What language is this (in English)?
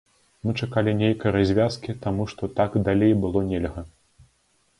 Belarusian